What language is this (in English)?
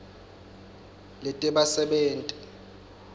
Swati